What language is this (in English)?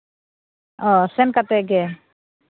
Santali